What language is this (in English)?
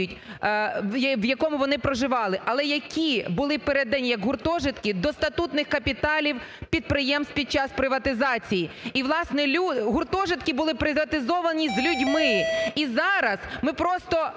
Ukrainian